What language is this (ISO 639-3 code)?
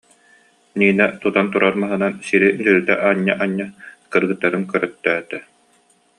sah